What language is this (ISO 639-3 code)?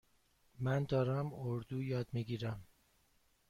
fas